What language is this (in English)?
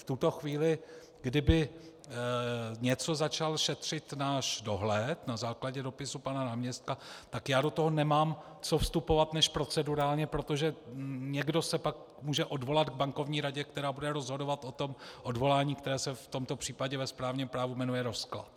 Czech